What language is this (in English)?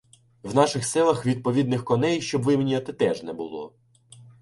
Ukrainian